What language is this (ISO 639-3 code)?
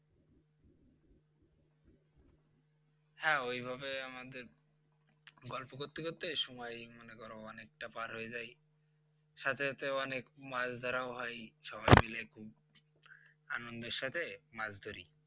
ben